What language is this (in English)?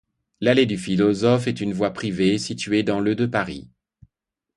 French